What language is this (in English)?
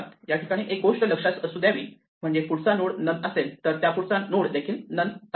Marathi